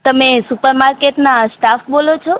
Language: Gujarati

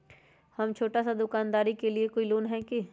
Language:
Magahi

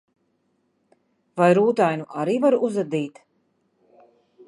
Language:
Latvian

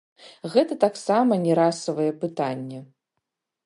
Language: Belarusian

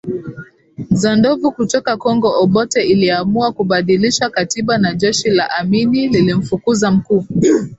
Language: Swahili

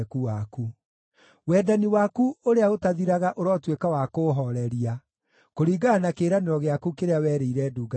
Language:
Kikuyu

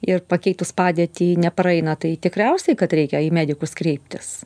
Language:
Lithuanian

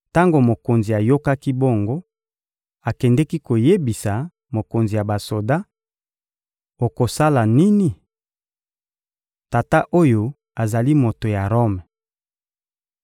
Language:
Lingala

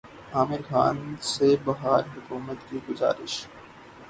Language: Urdu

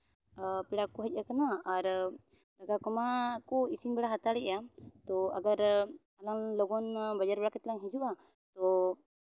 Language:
Santali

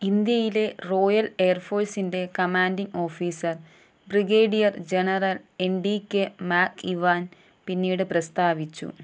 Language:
Malayalam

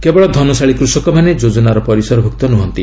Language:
Odia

